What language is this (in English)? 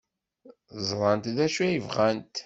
Kabyle